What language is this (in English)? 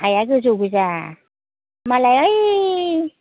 Bodo